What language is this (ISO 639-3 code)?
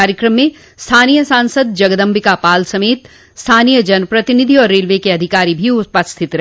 hin